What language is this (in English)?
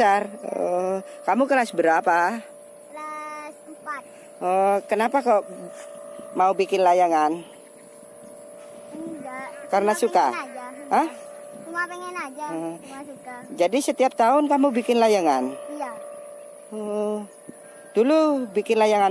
Indonesian